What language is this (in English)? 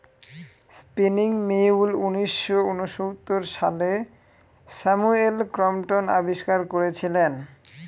Bangla